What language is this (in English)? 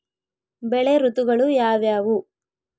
Kannada